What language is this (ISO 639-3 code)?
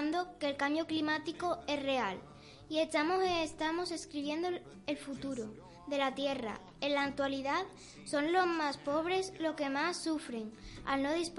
spa